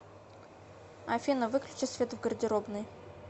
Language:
Russian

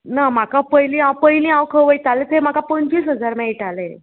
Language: Konkani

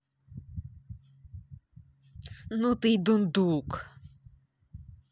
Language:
Russian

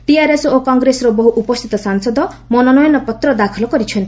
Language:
Odia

